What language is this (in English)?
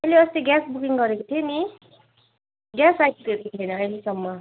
Nepali